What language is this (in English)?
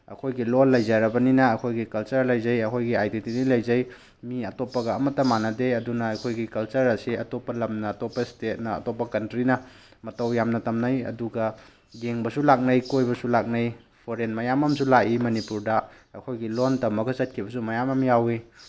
Manipuri